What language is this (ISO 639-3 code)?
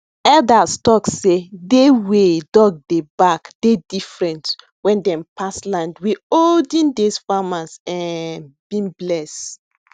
pcm